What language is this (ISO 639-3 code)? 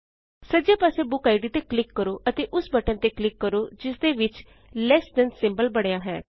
pan